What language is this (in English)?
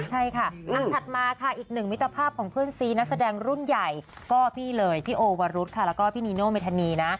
Thai